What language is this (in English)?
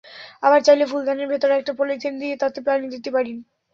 Bangla